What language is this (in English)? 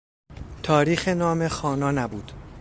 Persian